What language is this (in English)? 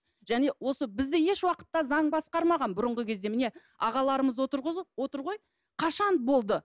Kazakh